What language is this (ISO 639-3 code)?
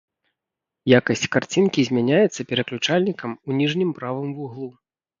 bel